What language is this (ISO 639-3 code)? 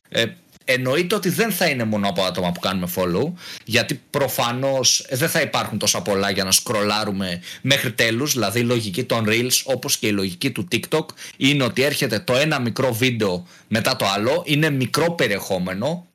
ell